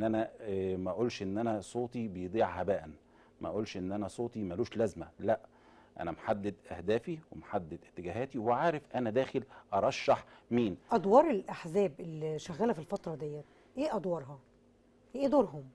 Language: Arabic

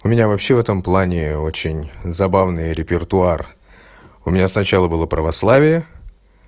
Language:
Russian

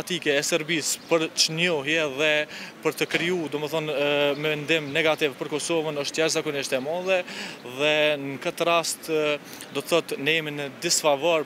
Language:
Romanian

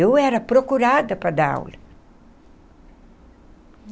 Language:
Portuguese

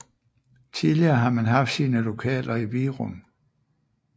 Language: Danish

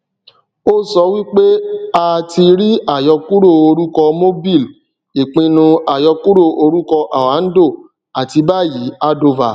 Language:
Yoruba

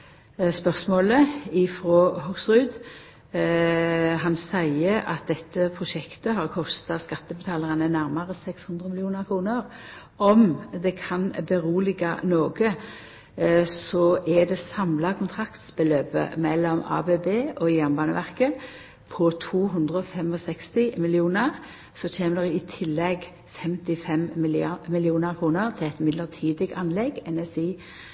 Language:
Norwegian Nynorsk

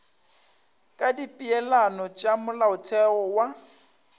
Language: Northern Sotho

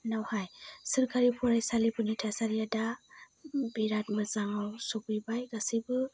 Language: Bodo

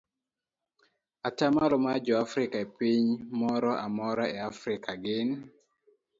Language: Luo (Kenya and Tanzania)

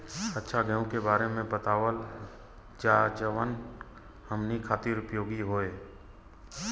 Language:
Bhojpuri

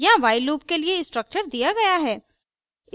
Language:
Hindi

